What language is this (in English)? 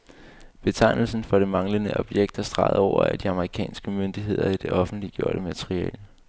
Danish